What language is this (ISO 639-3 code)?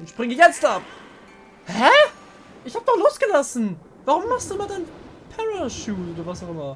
deu